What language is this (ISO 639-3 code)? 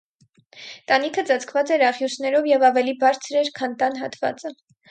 hye